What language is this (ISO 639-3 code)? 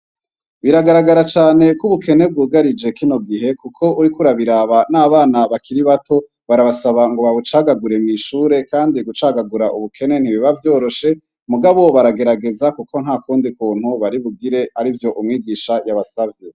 run